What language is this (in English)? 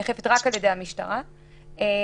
Hebrew